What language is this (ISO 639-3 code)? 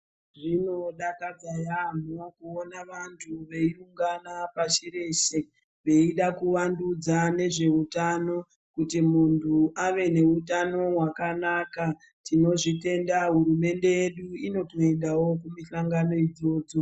ndc